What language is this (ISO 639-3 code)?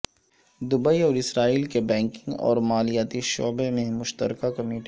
urd